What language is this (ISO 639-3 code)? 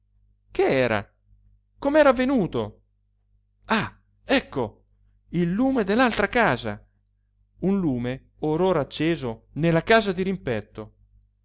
ita